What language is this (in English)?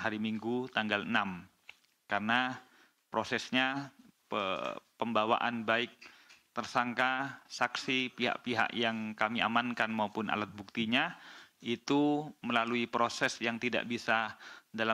Indonesian